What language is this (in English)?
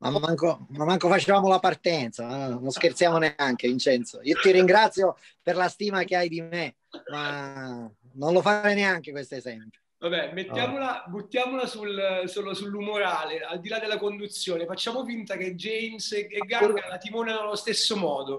Italian